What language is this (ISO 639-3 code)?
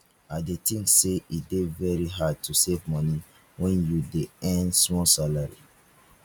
pcm